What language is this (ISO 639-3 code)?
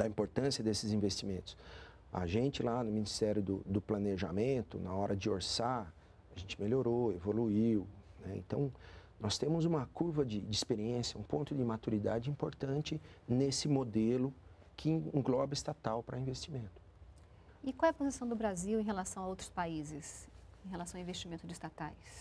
por